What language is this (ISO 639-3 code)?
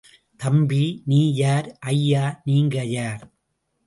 tam